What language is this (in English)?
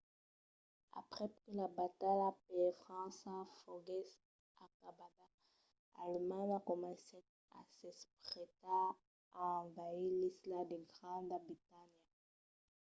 Occitan